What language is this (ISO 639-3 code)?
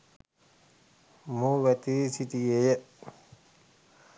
sin